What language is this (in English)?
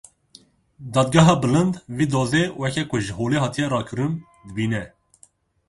Kurdish